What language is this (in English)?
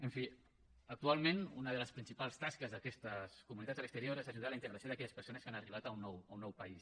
Catalan